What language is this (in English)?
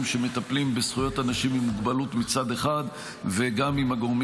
Hebrew